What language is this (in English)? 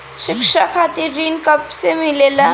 Bhojpuri